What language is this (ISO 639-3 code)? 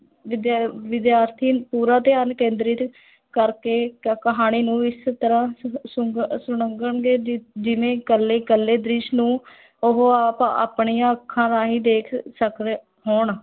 pan